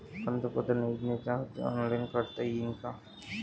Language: Marathi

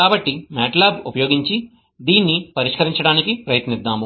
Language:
Telugu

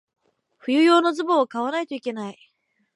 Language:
Japanese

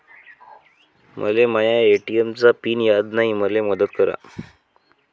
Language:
Marathi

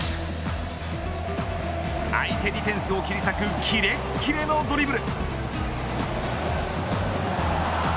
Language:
Japanese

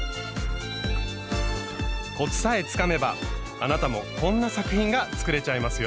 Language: Japanese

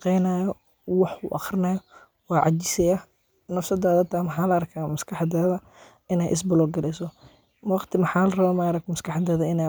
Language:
Somali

